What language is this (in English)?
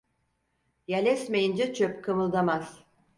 Turkish